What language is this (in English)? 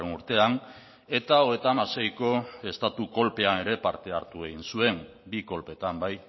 Basque